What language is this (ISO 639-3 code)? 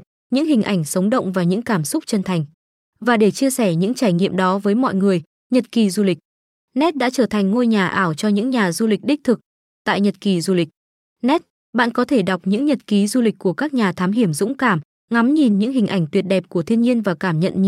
vie